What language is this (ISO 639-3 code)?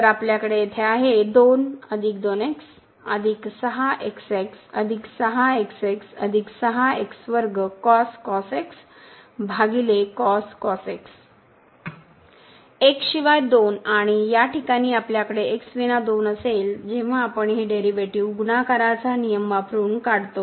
mar